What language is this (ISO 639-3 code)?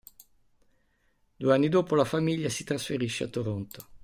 ita